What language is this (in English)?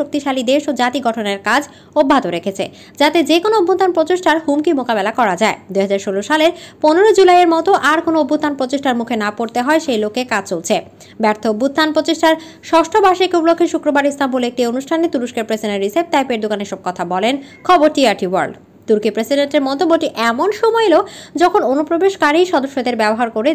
Romanian